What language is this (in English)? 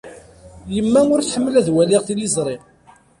Kabyle